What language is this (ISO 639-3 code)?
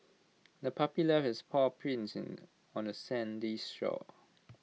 eng